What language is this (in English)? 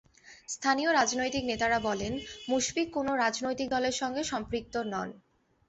Bangla